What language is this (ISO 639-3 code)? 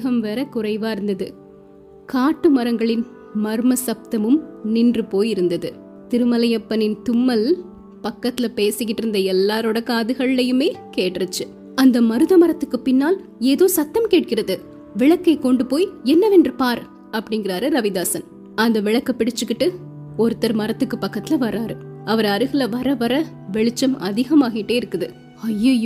tam